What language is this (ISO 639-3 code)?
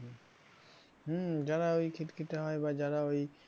ben